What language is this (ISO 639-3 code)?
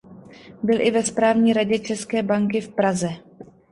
ces